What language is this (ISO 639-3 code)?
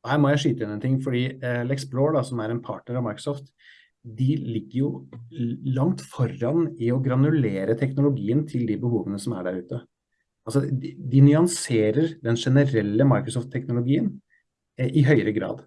nor